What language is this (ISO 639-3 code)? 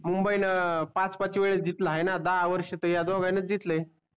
mar